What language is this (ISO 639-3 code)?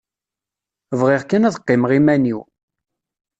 kab